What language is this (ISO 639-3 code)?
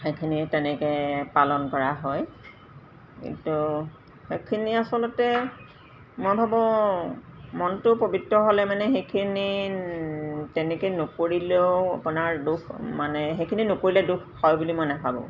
asm